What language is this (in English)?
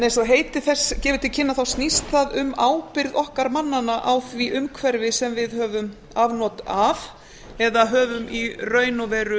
Icelandic